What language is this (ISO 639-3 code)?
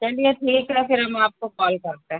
hin